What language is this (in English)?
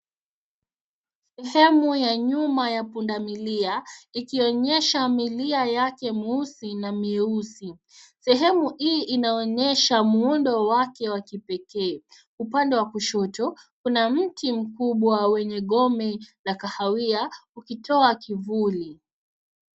Swahili